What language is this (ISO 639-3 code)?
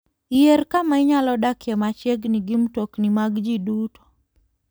luo